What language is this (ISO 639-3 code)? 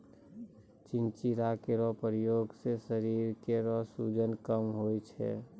mai